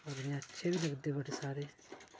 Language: Dogri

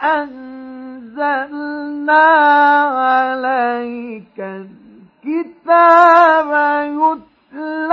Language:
Arabic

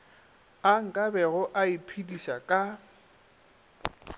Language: Northern Sotho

